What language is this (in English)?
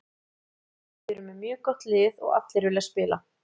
Icelandic